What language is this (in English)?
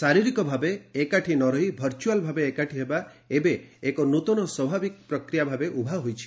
Odia